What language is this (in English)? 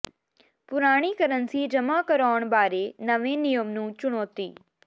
Punjabi